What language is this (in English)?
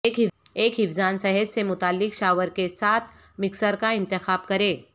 Urdu